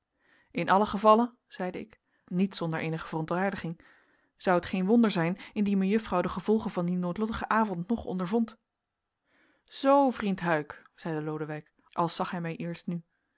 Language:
Dutch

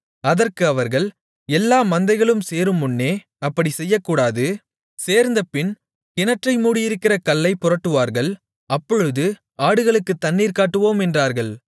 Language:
Tamil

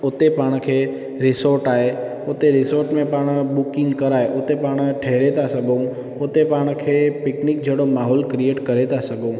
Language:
Sindhi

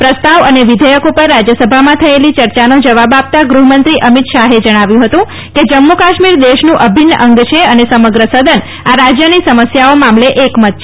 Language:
Gujarati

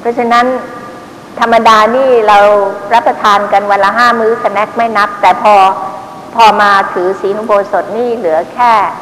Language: Thai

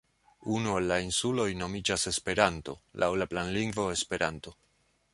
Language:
Esperanto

